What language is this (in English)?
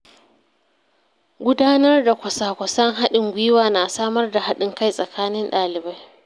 Hausa